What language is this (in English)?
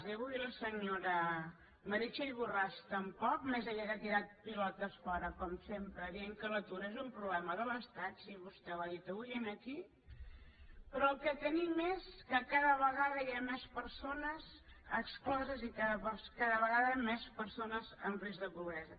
Catalan